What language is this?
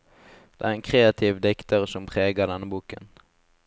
Norwegian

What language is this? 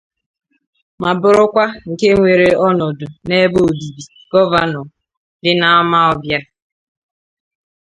Igbo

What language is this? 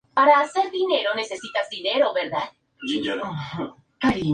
Spanish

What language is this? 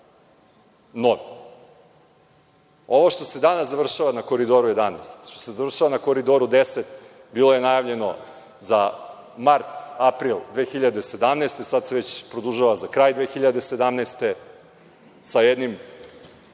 Serbian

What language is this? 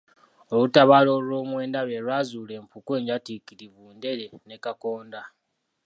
Ganda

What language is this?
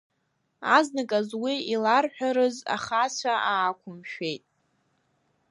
Abkhazian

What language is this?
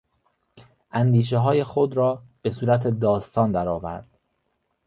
Persian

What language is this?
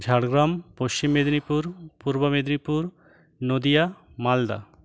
Bangla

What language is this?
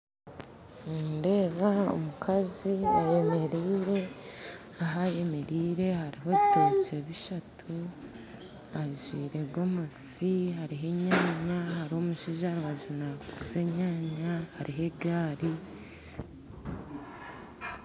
Nyankole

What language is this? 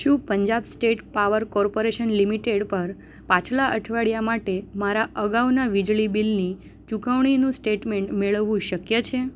Gujarati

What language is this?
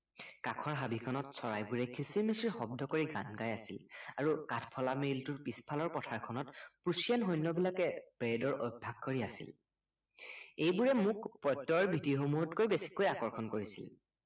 Assamese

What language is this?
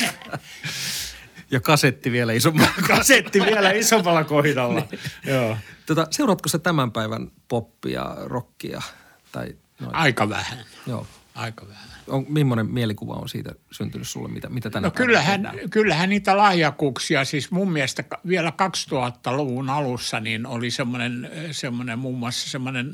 Finnish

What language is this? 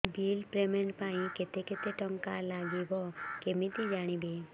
Odia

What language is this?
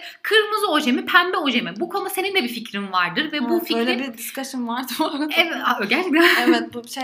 Turkish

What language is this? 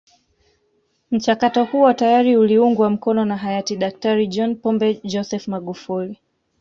Swahili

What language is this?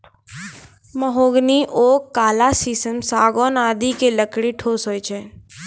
Maithili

